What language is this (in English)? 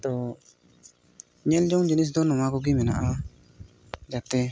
Santali